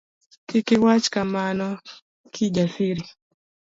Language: Luo (Kenya and Tanzania)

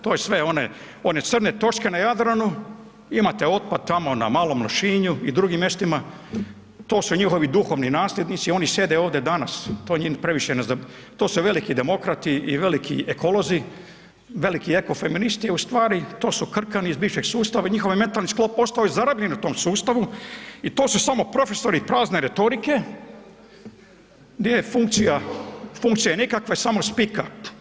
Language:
Croatian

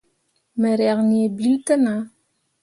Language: Mundang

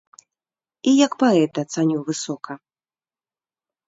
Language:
Belarusian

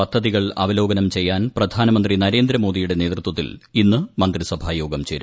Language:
Malayalam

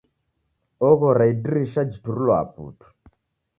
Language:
Taita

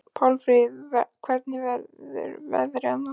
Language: Icelandic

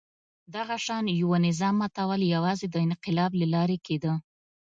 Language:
Pashto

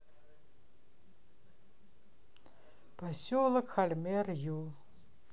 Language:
Russian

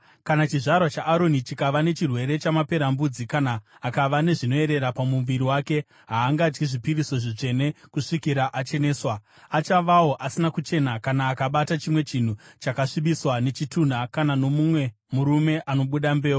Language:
Shona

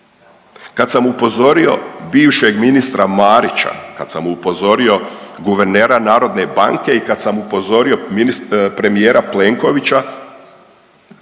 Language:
Croatian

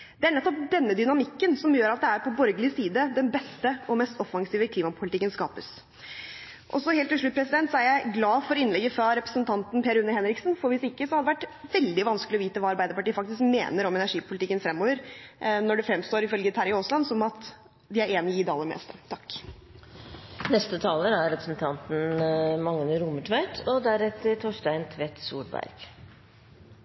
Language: Norwegian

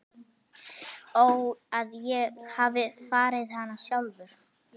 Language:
Icelandic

